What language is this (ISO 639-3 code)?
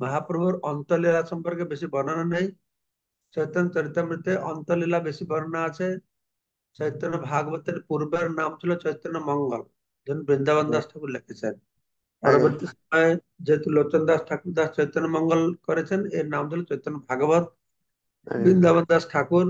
ben